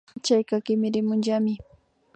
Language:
Imbabura Highland Quichua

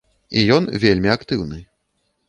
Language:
Belarusian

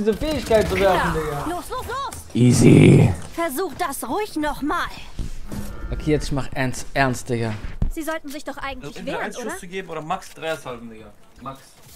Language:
German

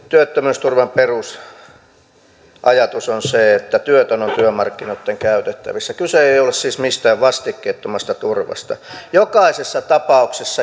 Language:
Finnish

